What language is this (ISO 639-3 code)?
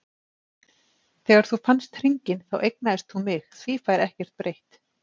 isl